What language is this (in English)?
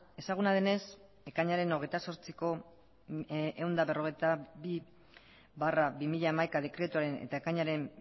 Basque